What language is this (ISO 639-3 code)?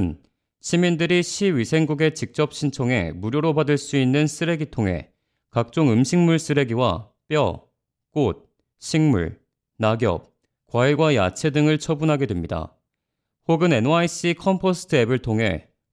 kor